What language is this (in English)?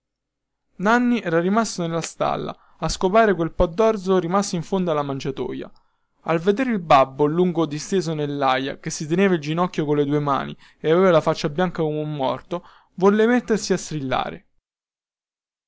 Italian